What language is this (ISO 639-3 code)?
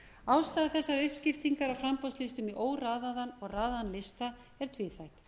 isl